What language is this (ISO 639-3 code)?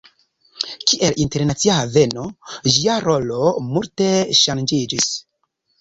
epo